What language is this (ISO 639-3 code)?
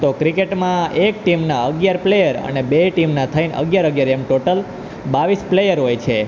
guj